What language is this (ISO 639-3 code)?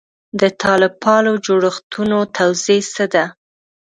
pus